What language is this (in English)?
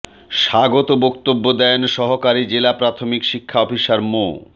Bangla